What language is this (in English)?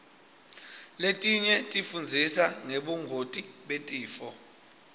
Swati